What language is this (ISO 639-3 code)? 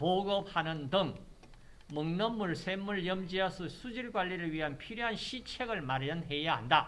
kor